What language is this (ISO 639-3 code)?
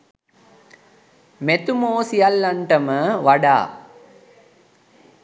sin